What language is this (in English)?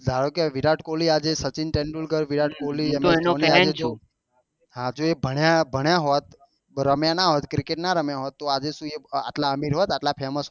Gujarati